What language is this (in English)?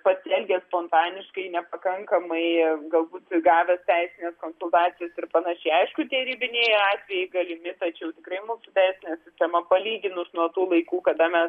Lithuanian